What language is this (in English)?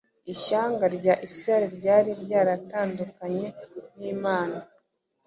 Kinyarwanda